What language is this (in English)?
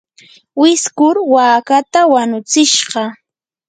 Yanahuanca Pasco Quechua